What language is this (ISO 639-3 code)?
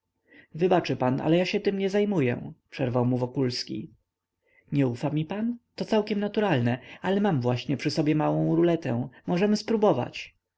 pol